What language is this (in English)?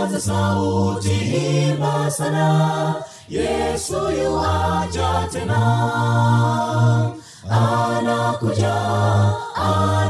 Swahili